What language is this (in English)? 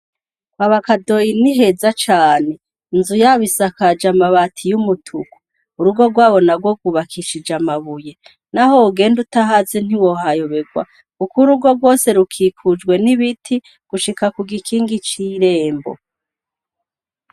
Rundi